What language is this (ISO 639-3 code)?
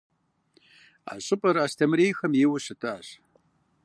kbd